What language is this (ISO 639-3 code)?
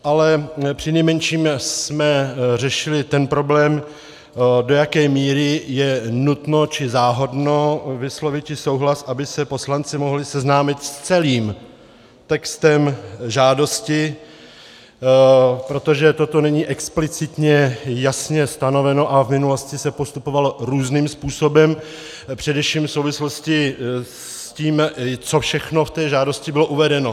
ces